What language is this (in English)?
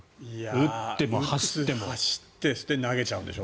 Japanese